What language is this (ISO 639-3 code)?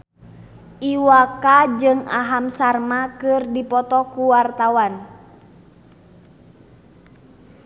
sun